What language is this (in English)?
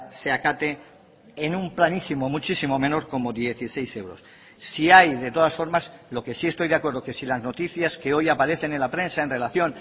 Spanish